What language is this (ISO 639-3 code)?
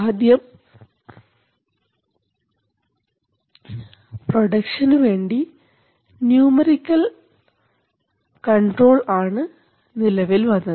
mal